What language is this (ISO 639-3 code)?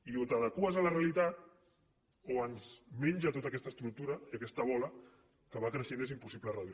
cat